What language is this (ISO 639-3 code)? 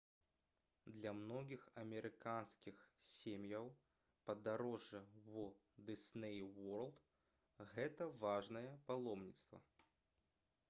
bel